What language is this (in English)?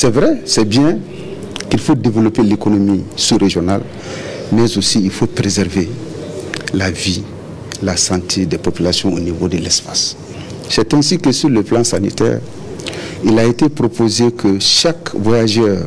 French